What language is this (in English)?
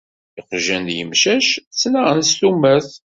Kabyle